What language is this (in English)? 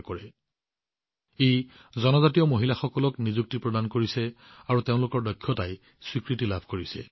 Assamese